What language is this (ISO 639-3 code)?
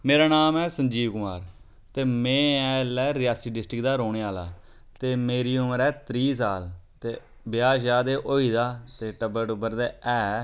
doi